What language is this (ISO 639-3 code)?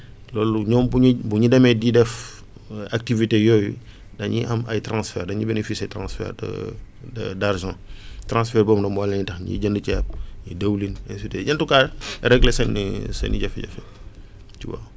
wol